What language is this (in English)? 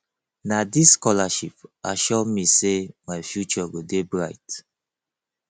Nigerian Pidgin